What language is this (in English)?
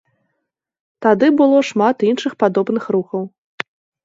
Belarusian